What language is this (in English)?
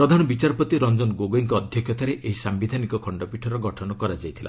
Odia